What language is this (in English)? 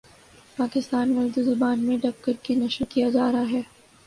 Urdu